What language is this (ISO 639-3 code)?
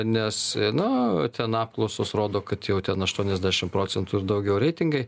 lit